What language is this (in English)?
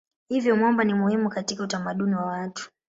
Swahili